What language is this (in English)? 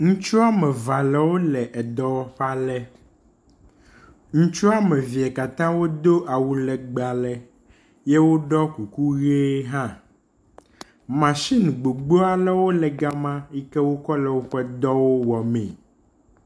Ewe